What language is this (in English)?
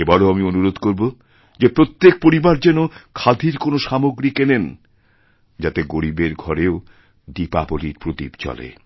Bangla